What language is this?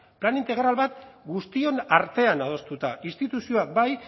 Basque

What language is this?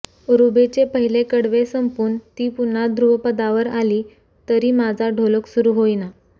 Marathi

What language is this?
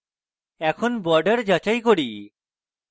Bangla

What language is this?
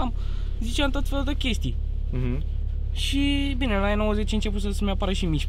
Romanian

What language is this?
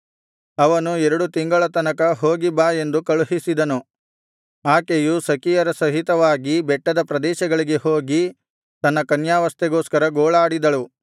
Kannada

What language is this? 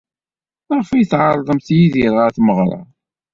Kabyle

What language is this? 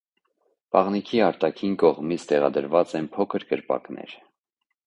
Armenian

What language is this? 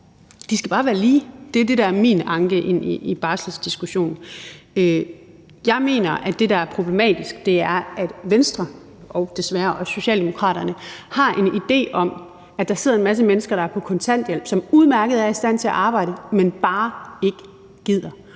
Danish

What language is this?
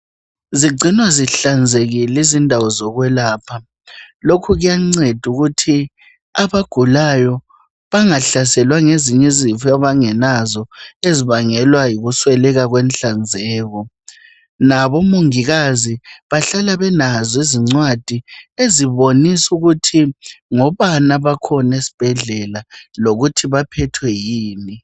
North Ndebele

